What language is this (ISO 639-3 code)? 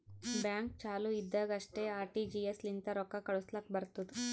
kan